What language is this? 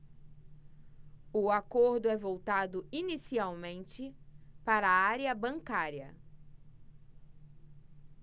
Portuguese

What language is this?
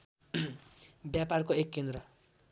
Nepali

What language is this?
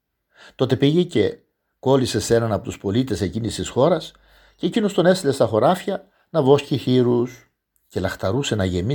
Greek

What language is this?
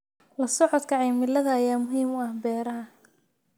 Somali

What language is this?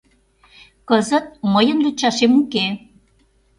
Mari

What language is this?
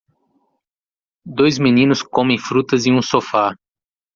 Portuguese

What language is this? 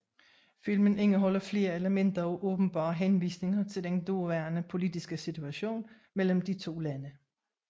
Danish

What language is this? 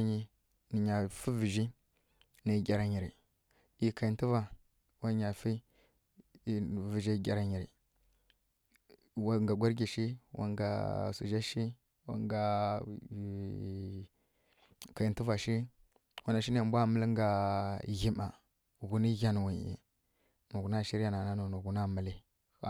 Kirya-Konzəl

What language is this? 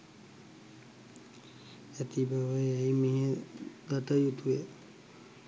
Sinhala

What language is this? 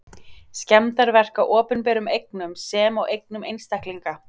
Icelandic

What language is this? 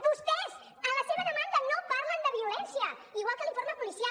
Catalan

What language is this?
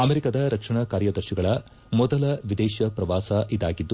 Kannada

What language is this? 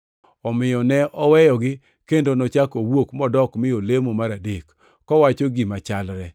Luo (Kenya and Tanzania)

